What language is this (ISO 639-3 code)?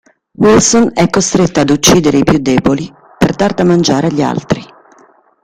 ita